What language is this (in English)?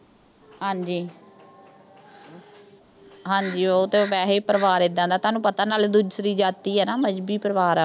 Punjabi